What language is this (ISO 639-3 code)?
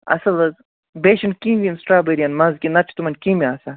kas